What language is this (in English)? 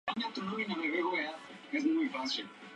Spanish